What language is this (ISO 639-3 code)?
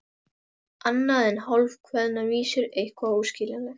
isl